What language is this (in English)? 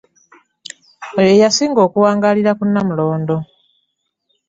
Ganda